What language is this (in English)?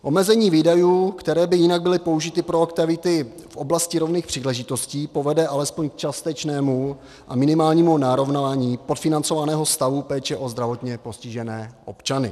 Czech